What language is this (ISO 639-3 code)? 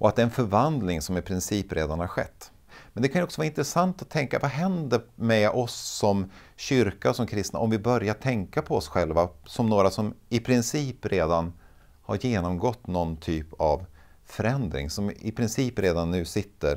swe